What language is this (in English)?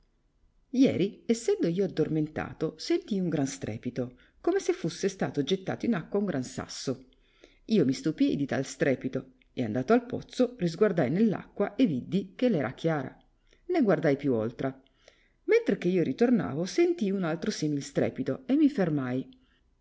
Italian